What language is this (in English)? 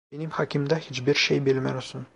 Turkish